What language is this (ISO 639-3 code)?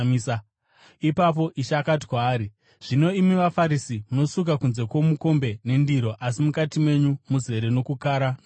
sna